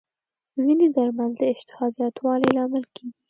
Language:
Pashto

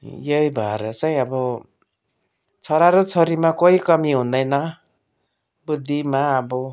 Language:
Nepali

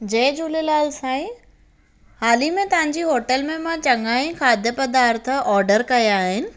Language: Sindhi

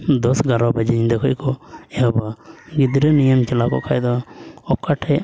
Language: Santali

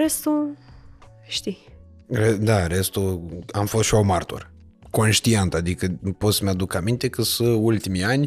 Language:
Romanian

